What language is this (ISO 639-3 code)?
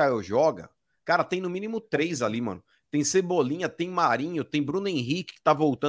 por